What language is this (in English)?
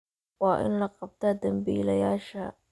Somali